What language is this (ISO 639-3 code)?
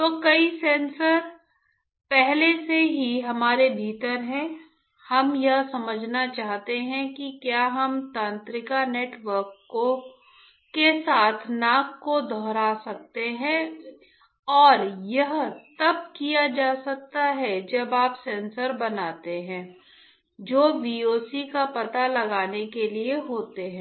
hin